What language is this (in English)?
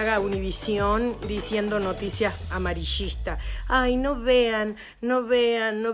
Spanish